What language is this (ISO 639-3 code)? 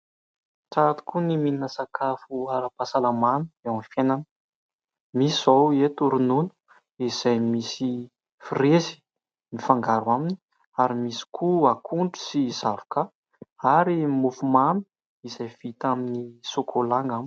mlg